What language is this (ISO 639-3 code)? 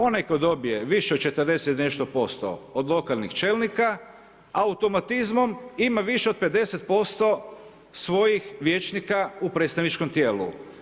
hrv